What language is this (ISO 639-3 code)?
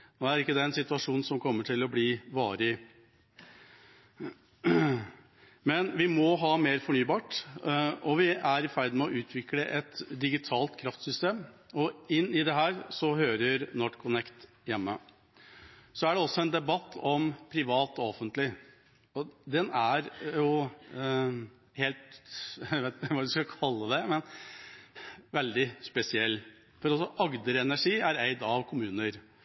nob